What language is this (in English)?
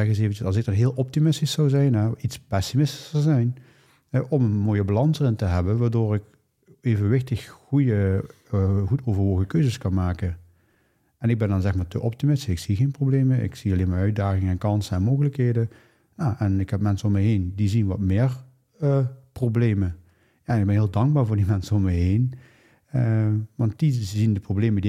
Dutch